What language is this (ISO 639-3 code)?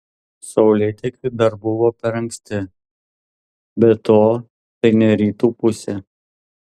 lit